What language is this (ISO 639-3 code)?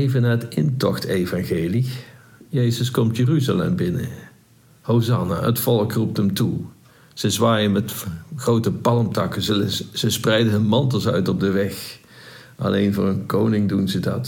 nld